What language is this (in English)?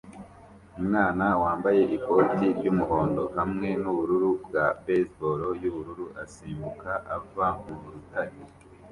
Kinyarwanda